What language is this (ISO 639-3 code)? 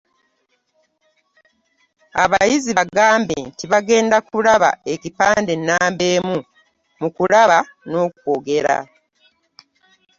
lug